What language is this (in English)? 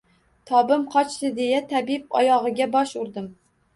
Uzbek